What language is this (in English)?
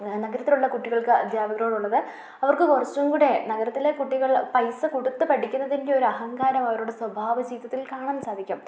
Malayalam